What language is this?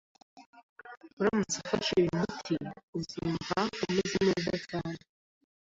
Kinyarwanda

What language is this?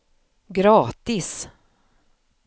Swedish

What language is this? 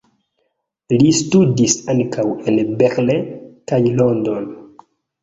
Esperanto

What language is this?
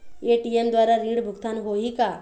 Chhattisgarhi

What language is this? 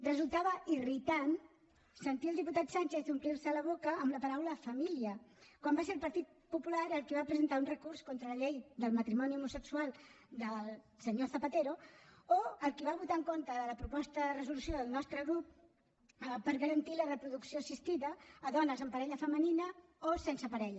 Catalan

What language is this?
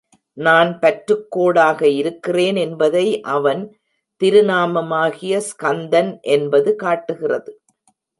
Tamil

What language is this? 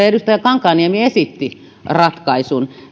Finnish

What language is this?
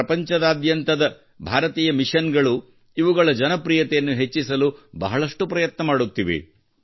Kannada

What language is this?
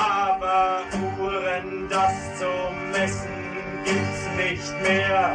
German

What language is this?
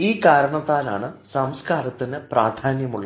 Malayalam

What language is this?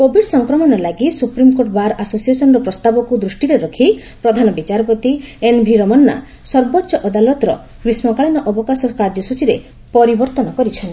Odia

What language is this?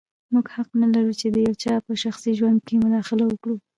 Pashto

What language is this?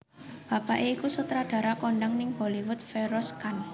Javanese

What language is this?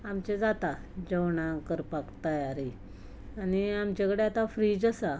Konkani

